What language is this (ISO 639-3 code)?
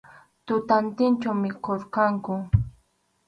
qxu